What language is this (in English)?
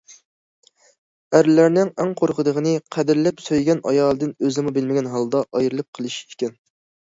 Uyghur